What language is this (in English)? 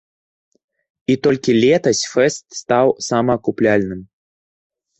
Belarusian